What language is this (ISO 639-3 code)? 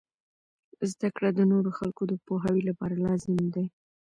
pus